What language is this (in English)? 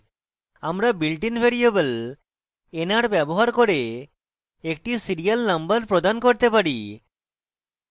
Bangla